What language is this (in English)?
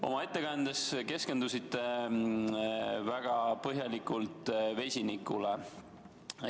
Estonian